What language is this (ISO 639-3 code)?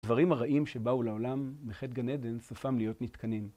heb